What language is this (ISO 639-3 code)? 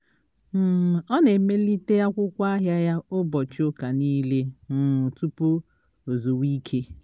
ibo